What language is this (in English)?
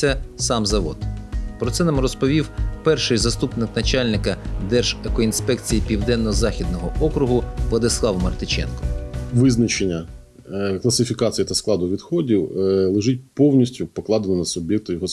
Ukrainian